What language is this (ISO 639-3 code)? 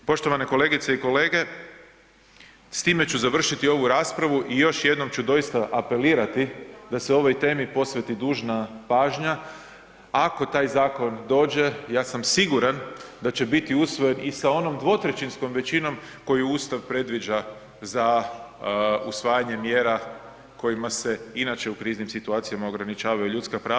hrv